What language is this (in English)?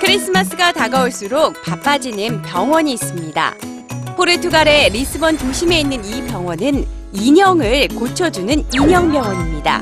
Korean